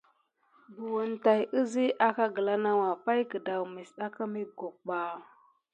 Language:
Gidar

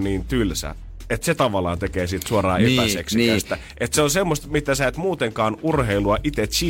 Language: Finnish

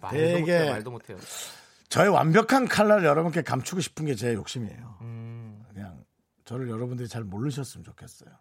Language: Korean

